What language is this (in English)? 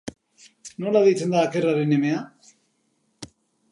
Basque